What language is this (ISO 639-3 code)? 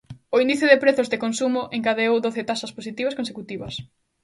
glg